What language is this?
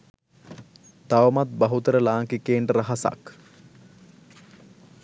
Sinhala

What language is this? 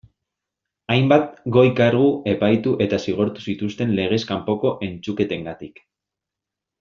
Basque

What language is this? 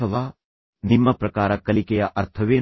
Kannada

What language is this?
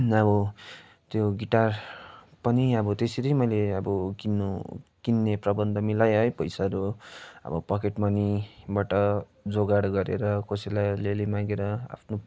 Nepali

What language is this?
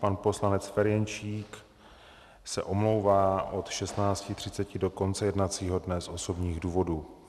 Czech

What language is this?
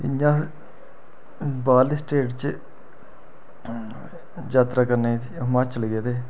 Dogri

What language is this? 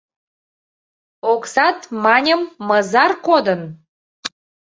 Mari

